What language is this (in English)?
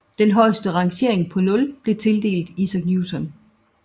Danish